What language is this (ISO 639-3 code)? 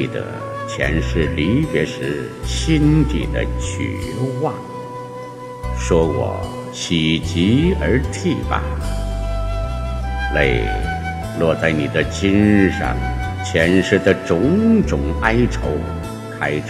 zho